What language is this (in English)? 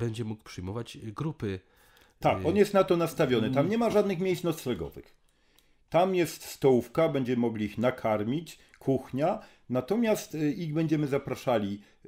Polish